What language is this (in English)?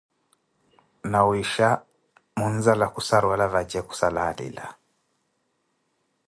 Koti